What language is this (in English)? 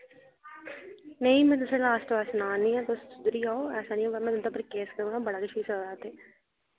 Dogri